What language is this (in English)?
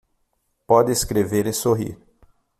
Portuguese